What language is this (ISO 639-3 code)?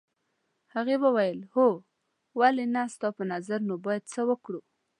pus